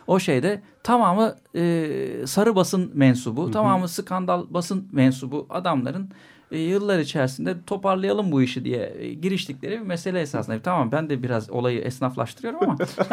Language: Turkish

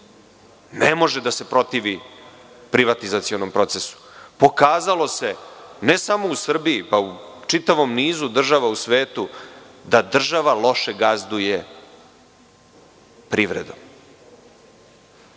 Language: Serbian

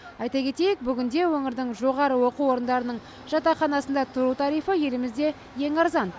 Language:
Kazakh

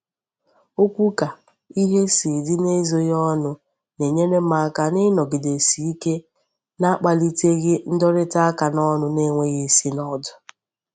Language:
Igbo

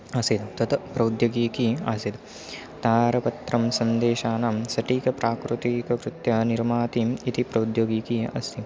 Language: Sanskrit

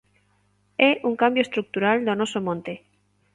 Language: Galician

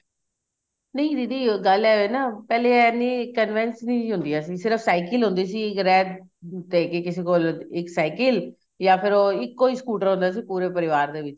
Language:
Punjabi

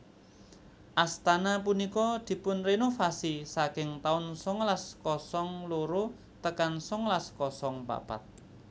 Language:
Javanese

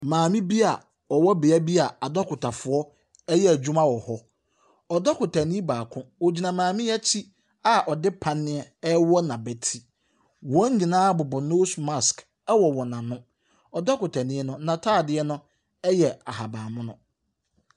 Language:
Akan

